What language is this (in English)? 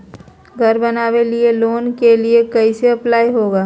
Magahi